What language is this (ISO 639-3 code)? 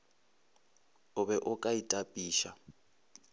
nso